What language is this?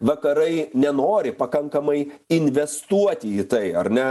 Lithuanian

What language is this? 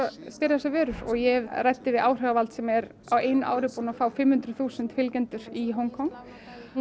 Icelandic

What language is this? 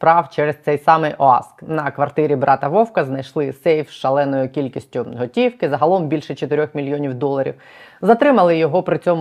Ukrainian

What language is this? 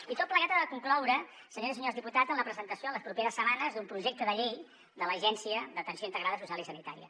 Catalan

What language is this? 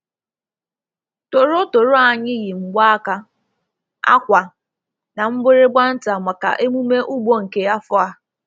Igbo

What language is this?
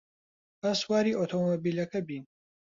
Central Kurdish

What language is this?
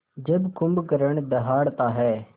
Hindi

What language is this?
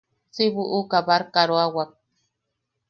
Yaqui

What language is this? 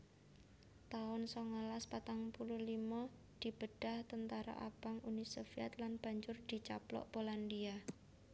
Javanese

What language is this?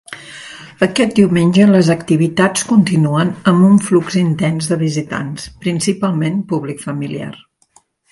Catalan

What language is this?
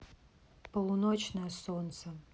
Russian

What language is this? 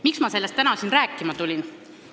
Estonian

